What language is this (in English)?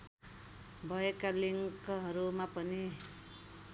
Nepali